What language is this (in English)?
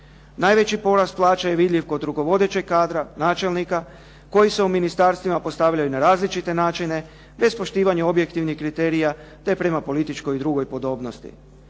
Croatian